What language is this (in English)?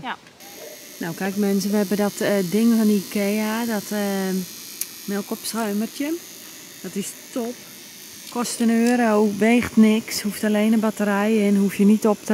Dutch